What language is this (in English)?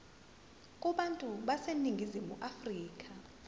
Zulu